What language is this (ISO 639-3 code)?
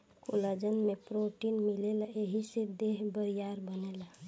bho